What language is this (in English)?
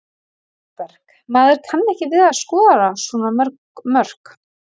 Icelandic